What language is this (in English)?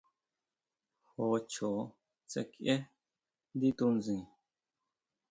Huautla Mazatec